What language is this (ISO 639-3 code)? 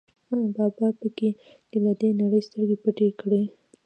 pus